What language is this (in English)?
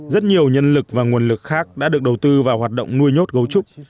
Vietnamese